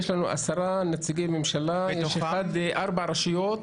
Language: Hebrew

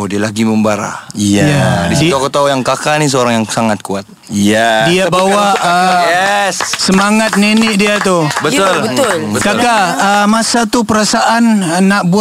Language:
Malay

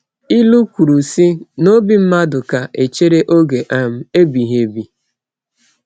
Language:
Igbo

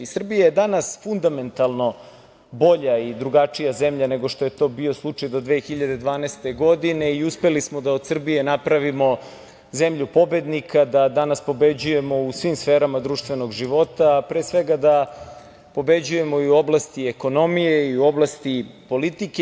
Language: Serbian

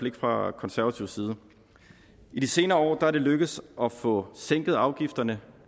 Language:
Danish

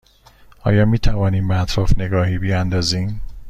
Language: Persian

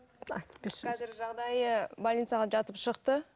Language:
Kazakh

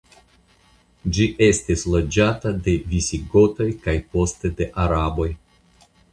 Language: Esperanto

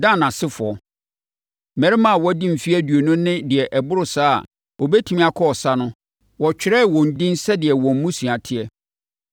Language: Akan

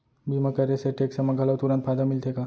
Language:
Chhattisgarhi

